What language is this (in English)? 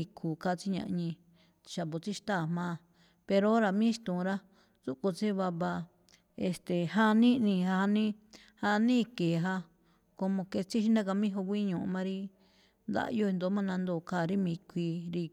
Malinaltepec Me'phaa